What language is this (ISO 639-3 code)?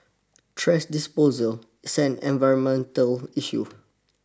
eng